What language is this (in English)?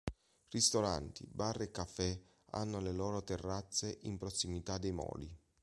Italian